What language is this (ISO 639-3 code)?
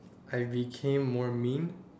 eng